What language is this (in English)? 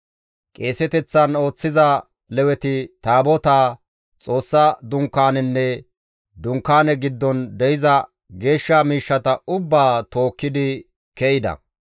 Gamo